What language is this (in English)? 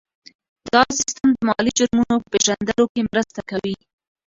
Pashto